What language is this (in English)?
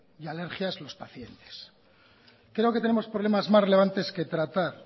Spanish